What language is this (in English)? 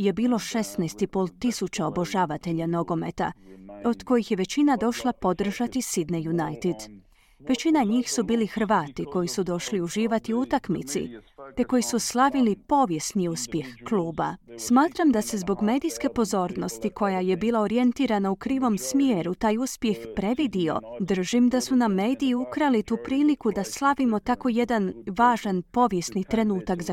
Croatian